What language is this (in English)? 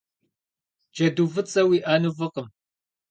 Kabardian